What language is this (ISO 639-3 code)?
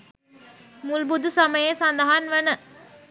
sin